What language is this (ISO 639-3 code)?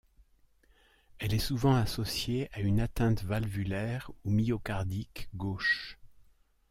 fra